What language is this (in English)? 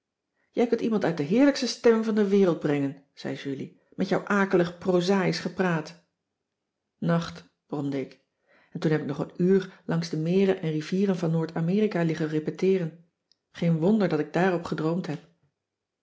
Dutch